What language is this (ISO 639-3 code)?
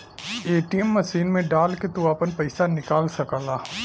bho